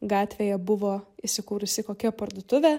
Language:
Lithuanian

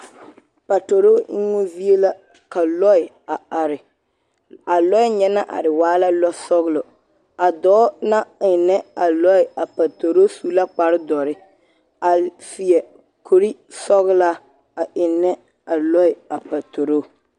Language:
Southern Dagaare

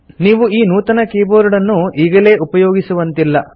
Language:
Kannada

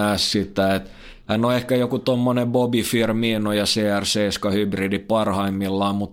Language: Finnish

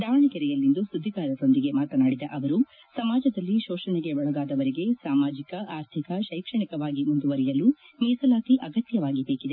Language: Kannada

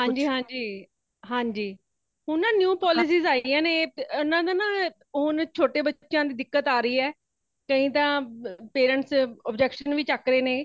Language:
Punjabi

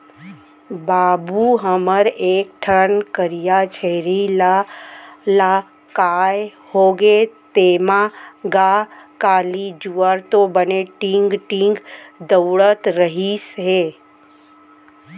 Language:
Chhattisgarhi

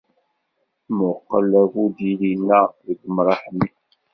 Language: Kabyle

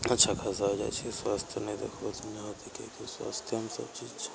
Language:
Maithili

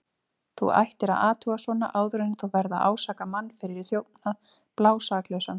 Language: Icelandic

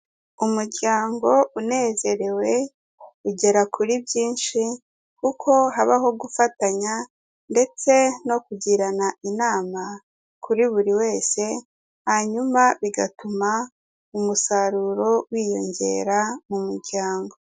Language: Kinyarwanda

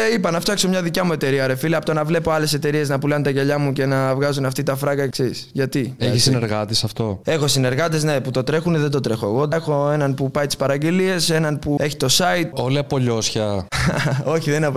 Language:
Greek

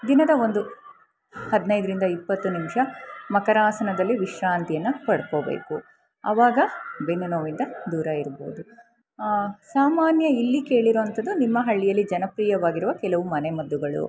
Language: Kannada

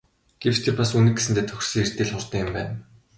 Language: Mongolian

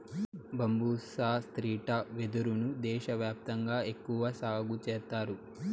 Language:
Telugu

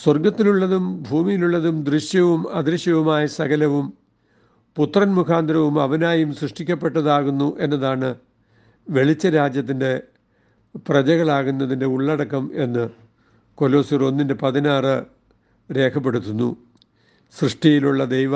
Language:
Malayalam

